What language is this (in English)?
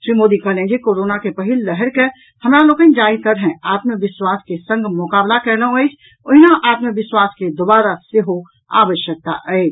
Maithili